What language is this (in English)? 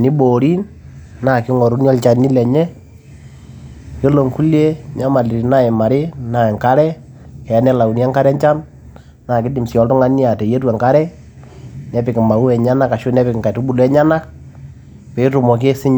Masai